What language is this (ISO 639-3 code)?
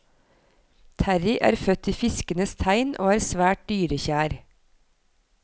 nor